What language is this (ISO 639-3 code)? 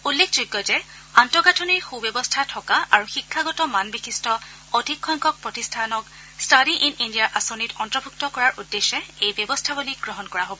asm